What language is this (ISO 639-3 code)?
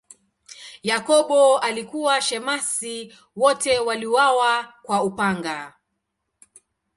swa